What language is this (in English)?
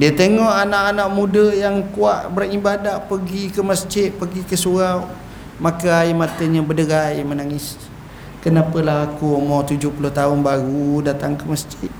Malay